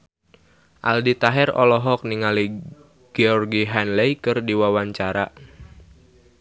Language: Sundanese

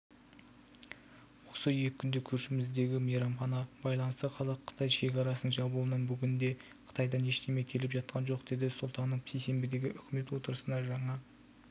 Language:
Kazakh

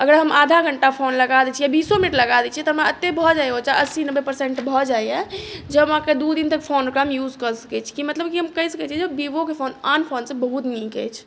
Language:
Maithili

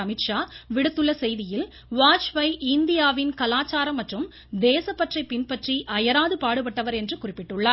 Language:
Tamil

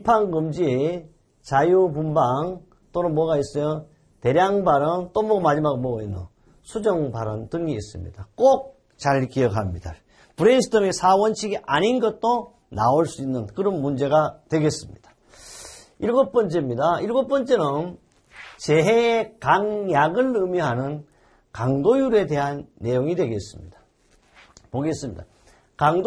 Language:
Korean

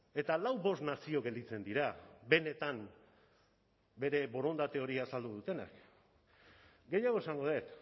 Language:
Basque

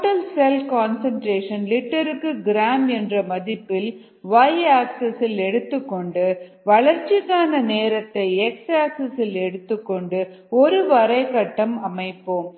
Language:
Tamil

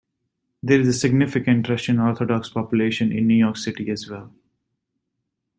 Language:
English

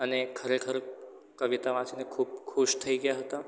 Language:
Gujarati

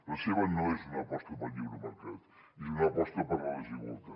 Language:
Catalan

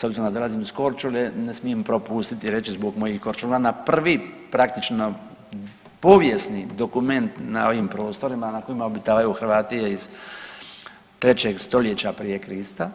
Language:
Croatian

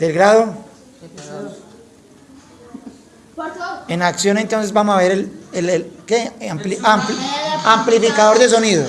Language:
Spanish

